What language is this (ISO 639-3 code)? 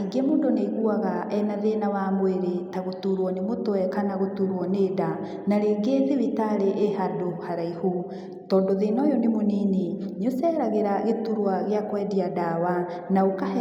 kik